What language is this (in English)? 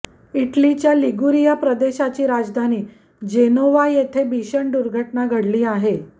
Marathi